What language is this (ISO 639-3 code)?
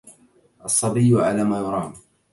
ara